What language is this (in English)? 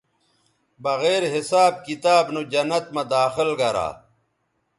Bateri